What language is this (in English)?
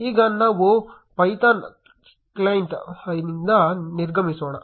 Kannada